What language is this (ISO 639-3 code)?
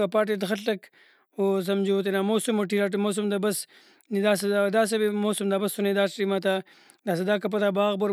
brh